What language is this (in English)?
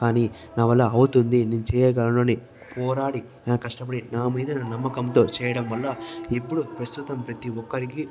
Telugu